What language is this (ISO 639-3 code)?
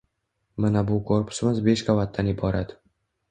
uzb